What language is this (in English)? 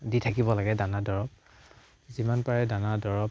Assamese